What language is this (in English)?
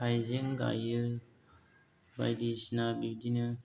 Bodo